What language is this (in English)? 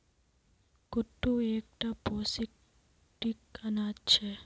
Magahi